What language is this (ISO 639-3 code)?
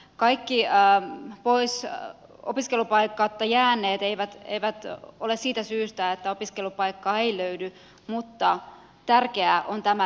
fin